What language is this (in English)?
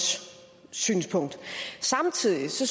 Danish